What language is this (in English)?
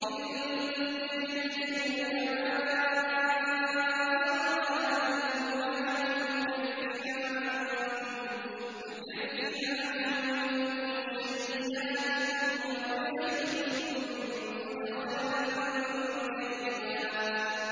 Arabic